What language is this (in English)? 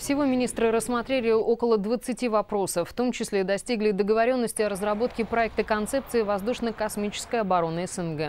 Russian